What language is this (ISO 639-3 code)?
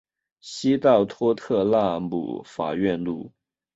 zho